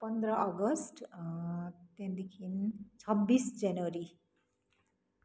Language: Nepali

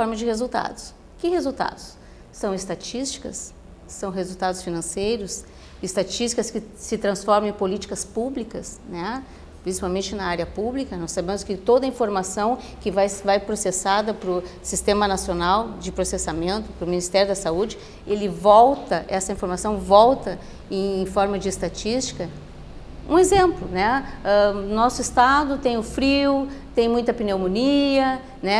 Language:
Portuguese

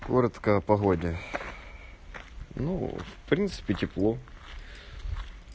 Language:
Russian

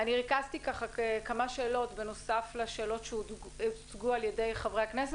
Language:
Hebrew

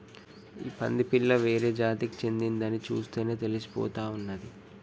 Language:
Telugu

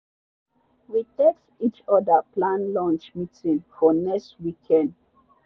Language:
Nigerian Pidgin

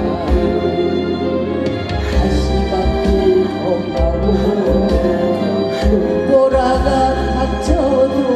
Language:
Korean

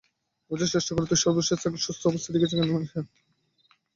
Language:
Bangla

